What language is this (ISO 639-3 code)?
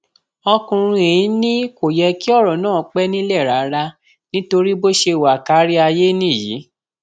yor